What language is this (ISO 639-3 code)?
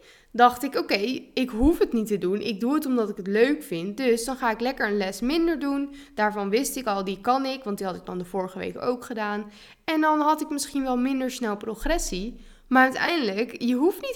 nld